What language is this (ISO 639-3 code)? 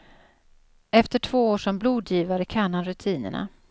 swe